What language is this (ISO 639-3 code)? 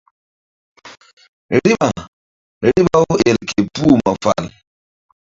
mdd